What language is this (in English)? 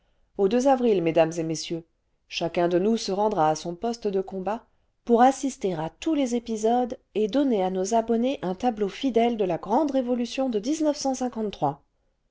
French